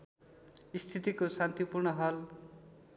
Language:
Nepali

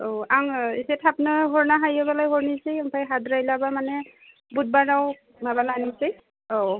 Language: Bodo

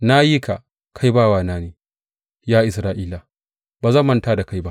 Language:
Hausa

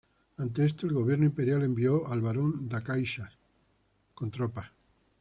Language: Spanish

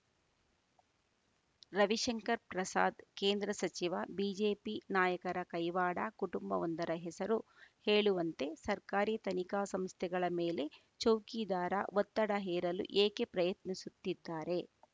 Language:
Kannada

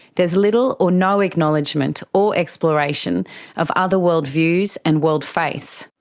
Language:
English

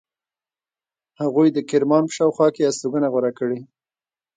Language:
Pashto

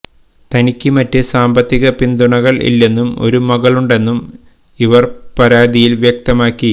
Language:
Malayalam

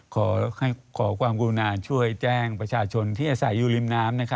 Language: Thai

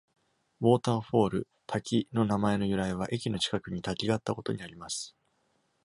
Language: Japanese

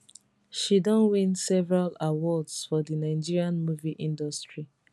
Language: Nigerian Pidgin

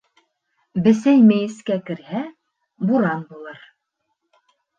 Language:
Bashkir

